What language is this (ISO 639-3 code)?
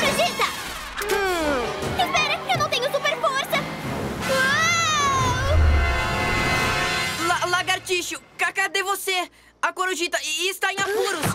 por